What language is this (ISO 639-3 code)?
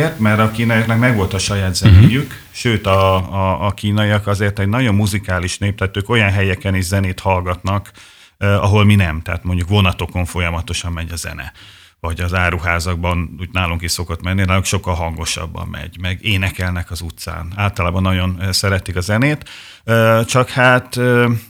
hun